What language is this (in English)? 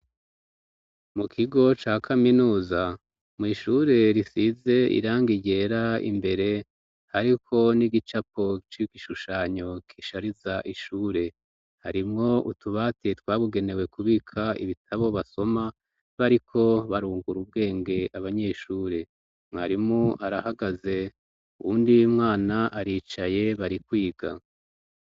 Rundi